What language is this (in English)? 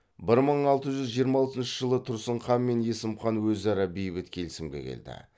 Kazakh